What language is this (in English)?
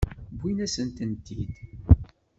Kabyle